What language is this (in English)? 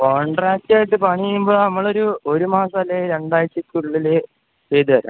Malayalam